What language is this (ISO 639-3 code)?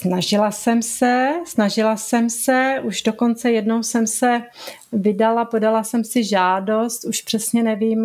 ces